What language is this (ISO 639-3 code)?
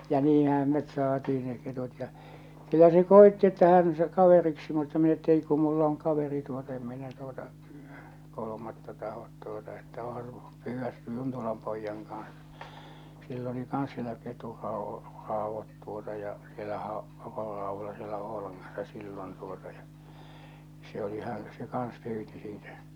fin